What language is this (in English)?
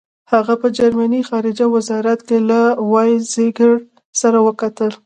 Pashto